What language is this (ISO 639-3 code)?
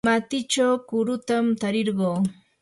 qur